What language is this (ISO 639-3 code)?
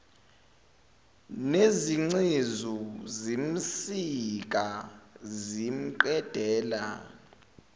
zul